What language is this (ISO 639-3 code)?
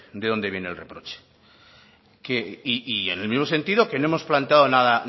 spa